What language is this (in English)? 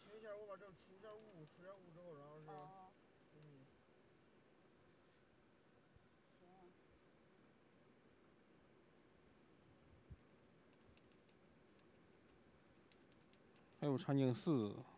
Chinese